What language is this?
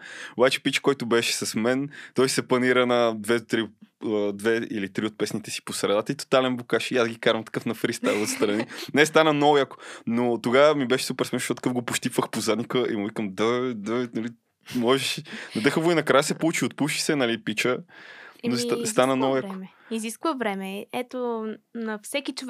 Bulgarian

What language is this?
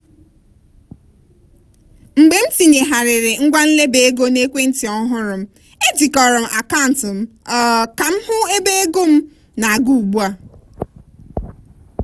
Igbo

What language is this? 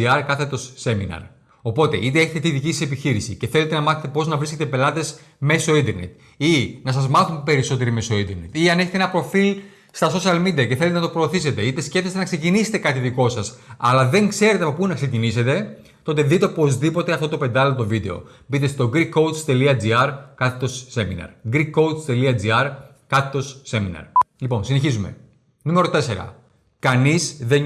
Greek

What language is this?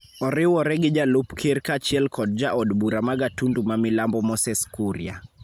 Luo (Kenya and Tanzania)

